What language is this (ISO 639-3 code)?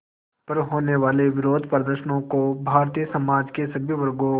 hin